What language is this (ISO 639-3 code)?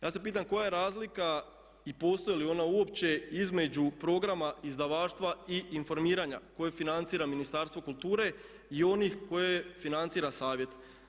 hrv